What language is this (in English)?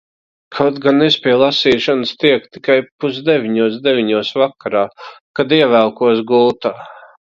Latvian